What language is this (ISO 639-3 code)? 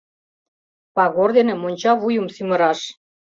chm